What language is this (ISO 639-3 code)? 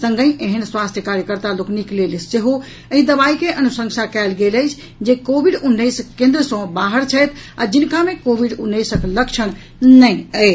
mai